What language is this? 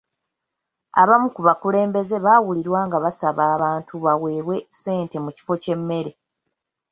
Ganda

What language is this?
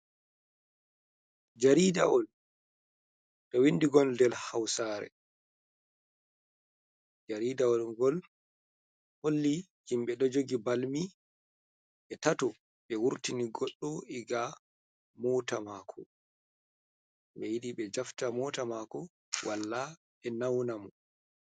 Fula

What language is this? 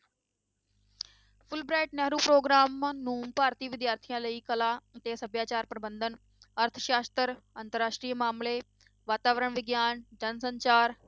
Punjabi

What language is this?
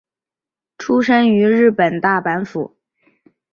Chinese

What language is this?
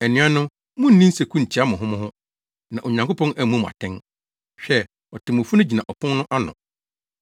Akan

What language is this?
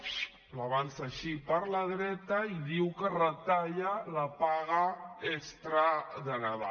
Catalan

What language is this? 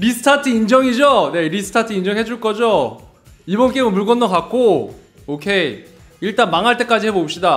Korean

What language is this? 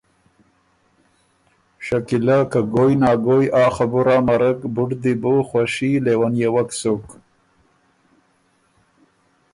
Ormuri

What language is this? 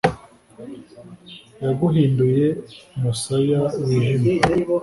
Kinyarwanda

